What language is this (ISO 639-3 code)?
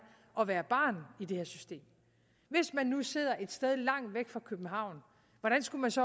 dan